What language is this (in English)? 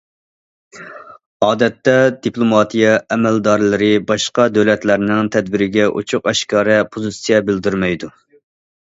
Uyghur